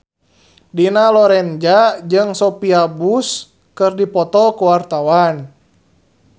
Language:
Sundanese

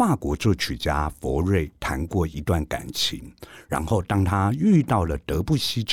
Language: Chinese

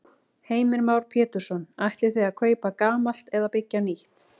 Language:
Icelandic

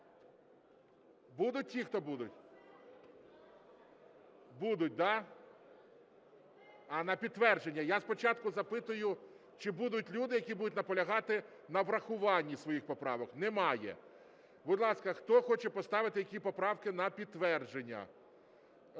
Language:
Ukrainian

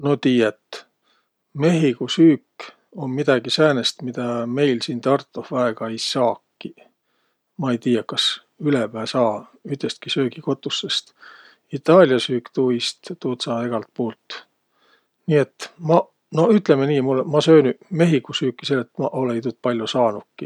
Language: Võro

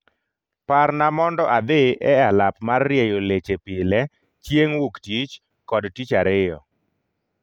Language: Luo (Kenya and Tanzania)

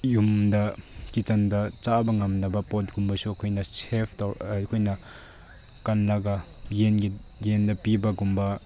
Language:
Manipuri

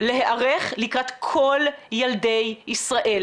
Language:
Hebrew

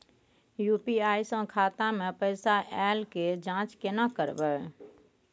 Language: Maithili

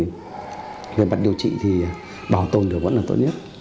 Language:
Vietnamese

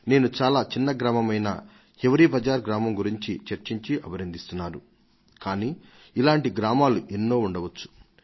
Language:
Telugu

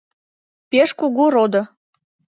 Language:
Mari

